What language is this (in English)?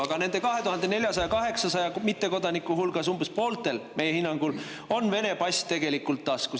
Estonian